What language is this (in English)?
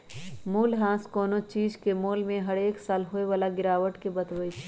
Magahi